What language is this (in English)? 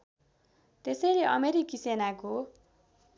Nepali